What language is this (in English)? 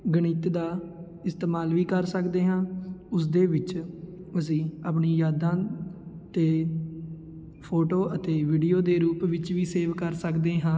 Punjabi